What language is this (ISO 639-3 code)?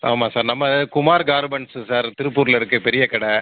tam